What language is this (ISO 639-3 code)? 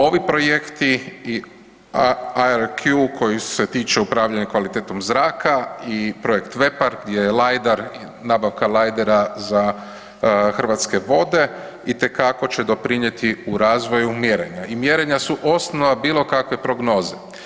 hrv